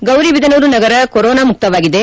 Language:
Kannada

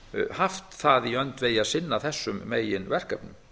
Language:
Icelandic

